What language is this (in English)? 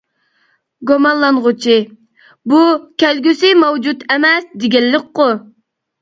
Uyghur